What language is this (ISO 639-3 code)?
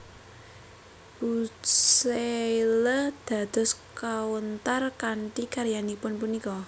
jav